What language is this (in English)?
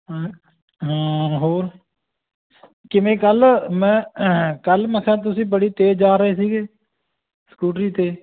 Punjabi